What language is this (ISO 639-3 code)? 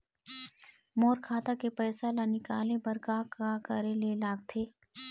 hne